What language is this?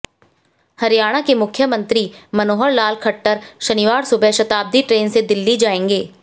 Hindi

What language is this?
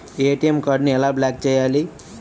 Telugu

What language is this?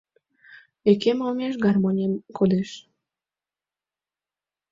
Mari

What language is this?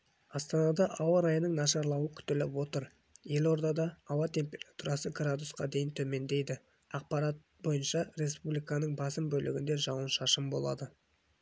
Kazakh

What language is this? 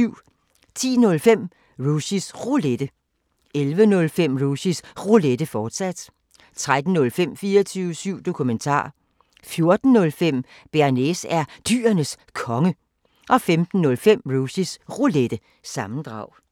Danish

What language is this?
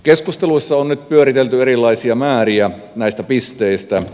Finnish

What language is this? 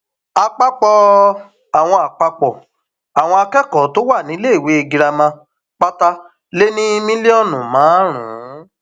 Yoruba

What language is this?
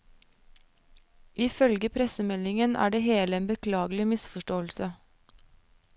Norwegian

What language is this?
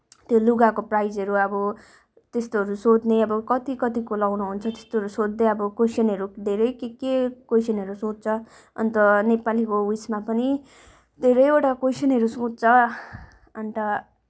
Nepali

